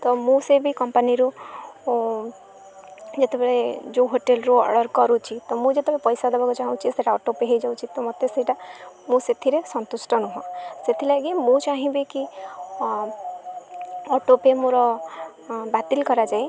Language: Odia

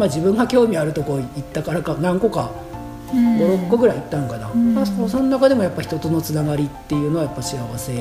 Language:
Japanese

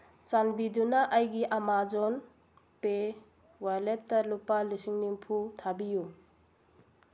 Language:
Manipuri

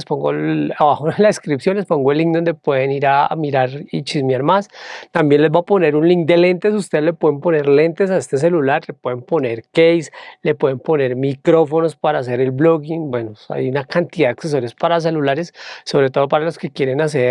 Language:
Spanish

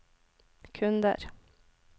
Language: Norwegian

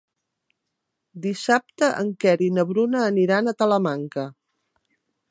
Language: Catalan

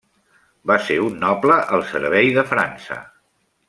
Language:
Catalan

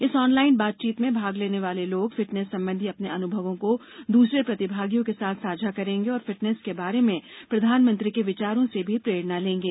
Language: Hindi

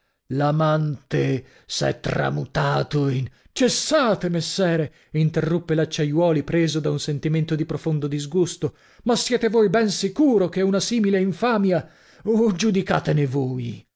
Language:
Italian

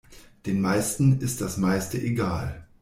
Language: German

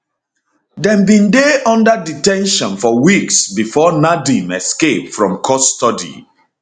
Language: Nigerian Pidgin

